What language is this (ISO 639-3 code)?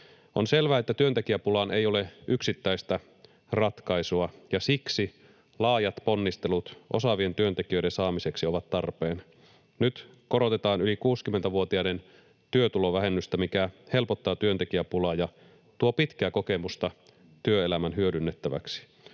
fin